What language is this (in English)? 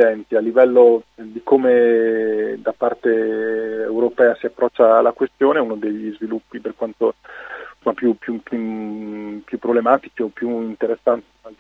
Italian